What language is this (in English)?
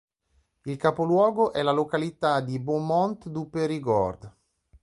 Italian